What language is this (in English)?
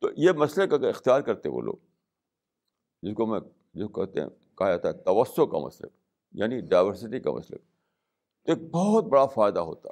Urdu